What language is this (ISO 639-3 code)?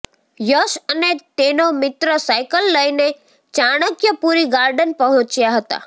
guj